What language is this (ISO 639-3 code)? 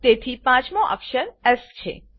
guj